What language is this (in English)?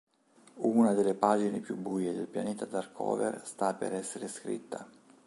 Italian